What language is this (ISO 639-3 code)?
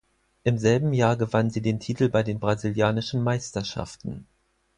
deu